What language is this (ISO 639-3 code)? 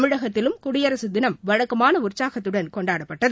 tam